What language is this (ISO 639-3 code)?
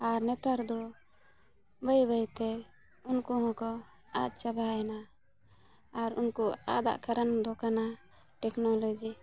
sat